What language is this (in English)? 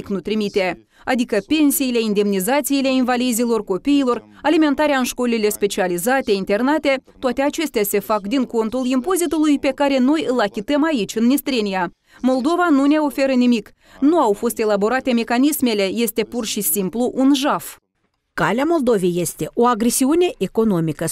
Romanian